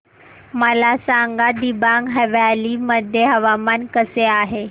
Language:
Marathi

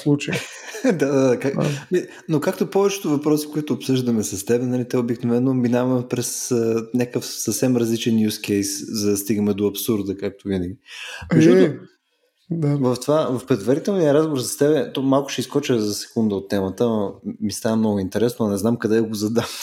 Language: Bulgarian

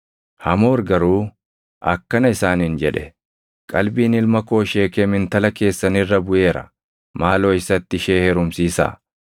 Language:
Oromo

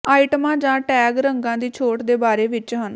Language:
Punjabi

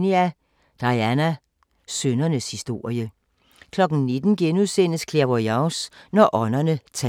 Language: Danish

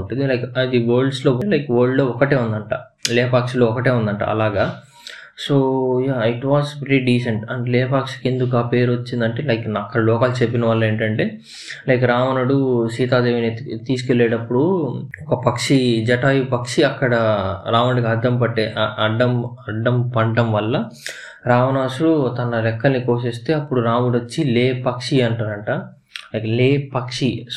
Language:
Telugu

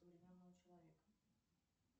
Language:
Russian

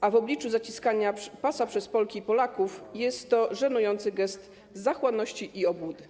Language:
Polish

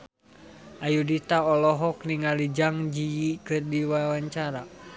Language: Sundanese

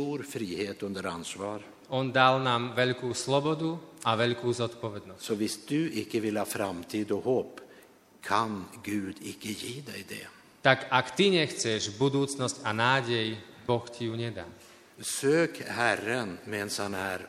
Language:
Slovak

